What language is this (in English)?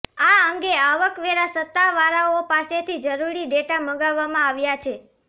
Gujarati